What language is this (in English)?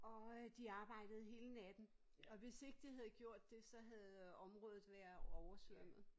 Danish